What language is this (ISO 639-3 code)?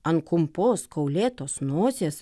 lit